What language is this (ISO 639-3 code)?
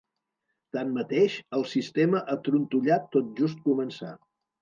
cat